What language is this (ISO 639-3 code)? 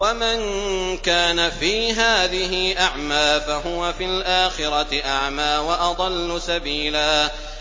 ara